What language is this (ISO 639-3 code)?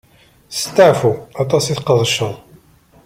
kab